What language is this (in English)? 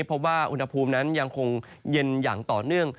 Thai